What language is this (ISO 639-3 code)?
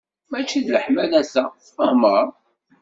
kab